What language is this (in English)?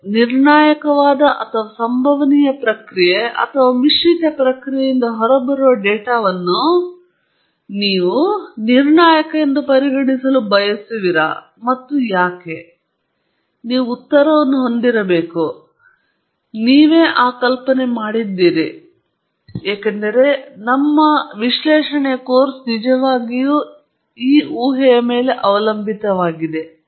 Kannada